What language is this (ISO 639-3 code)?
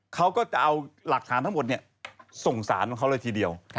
tha